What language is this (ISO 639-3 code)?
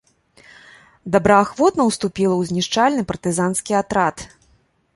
bel